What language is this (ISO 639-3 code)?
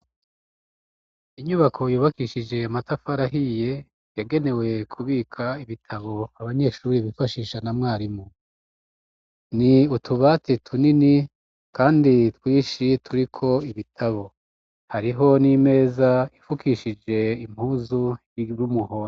run